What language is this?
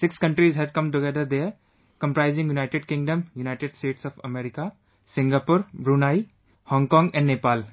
English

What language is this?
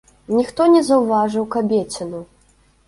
Belarusian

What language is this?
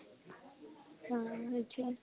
Assamese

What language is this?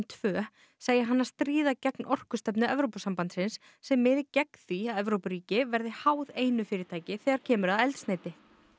Icelandic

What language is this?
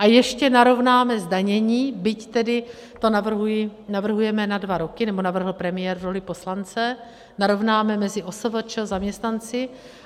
Czech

